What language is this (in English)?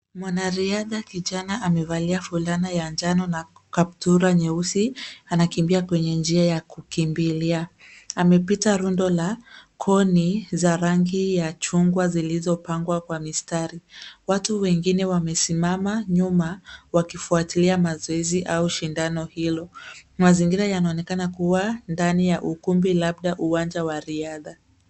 Swahili